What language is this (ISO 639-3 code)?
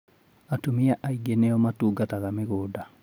kik